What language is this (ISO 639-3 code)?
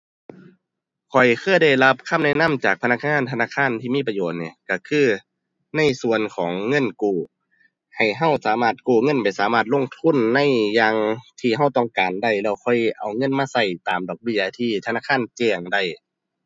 tha